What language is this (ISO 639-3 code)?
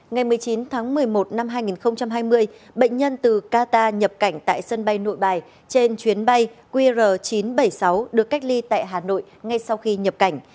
vie